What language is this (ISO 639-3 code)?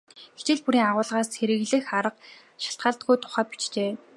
mon